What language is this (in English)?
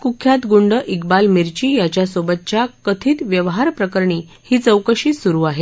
Marathi